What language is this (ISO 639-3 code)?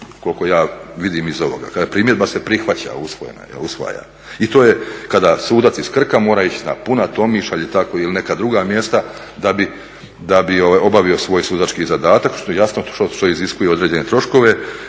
hrv